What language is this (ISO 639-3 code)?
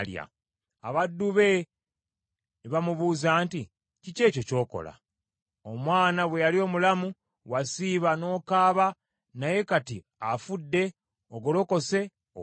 lug